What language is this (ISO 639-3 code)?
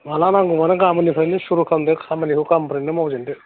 brx